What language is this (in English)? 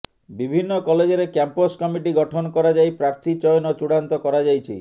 Odia